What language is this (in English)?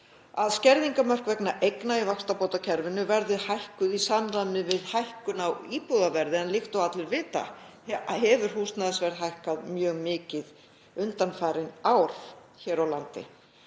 Icelandic